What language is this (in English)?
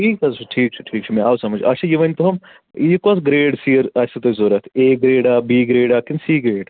Kashmiri